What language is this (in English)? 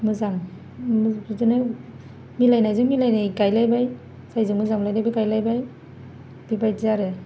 Bodo